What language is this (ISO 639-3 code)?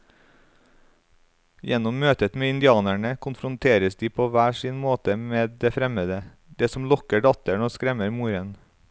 nor